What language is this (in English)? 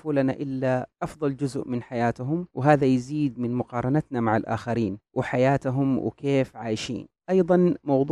Arabic